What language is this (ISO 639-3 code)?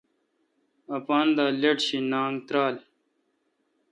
xka